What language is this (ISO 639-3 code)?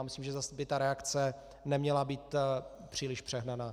ces